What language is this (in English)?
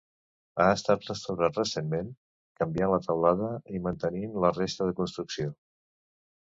Catalan